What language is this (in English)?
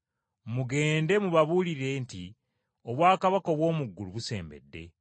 Ganda